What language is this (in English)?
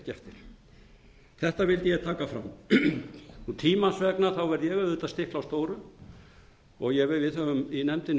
Icelandic